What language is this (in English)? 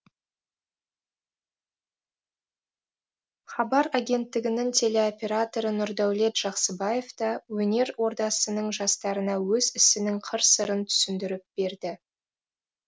Kazakh